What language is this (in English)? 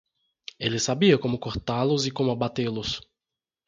Portuguese